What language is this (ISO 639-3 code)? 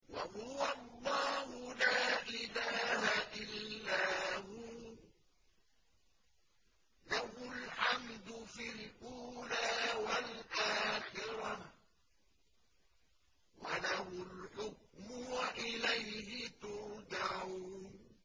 ara